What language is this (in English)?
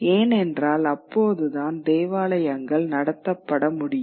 Tamil